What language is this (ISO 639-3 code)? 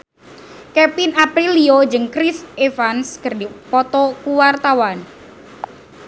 sun